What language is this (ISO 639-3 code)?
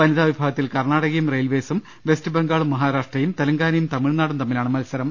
mal